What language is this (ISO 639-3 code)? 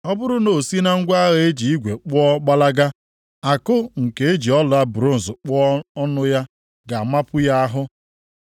ibo